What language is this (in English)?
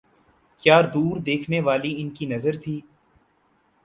Urdu